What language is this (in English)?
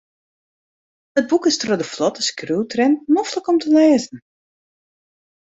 Western Frisian